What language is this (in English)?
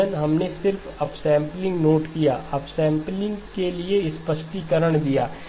Hindi